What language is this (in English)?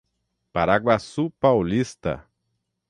Portuguese